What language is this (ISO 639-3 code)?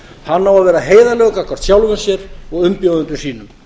isl